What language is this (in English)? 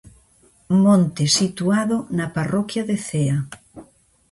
Galician